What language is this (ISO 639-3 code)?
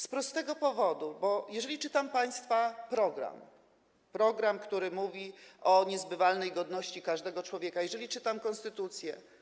pol